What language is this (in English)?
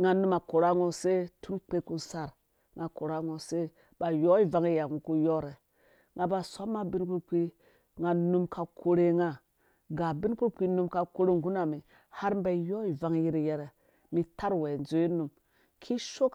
Dũya